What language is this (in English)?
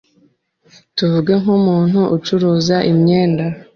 Kinyarwanda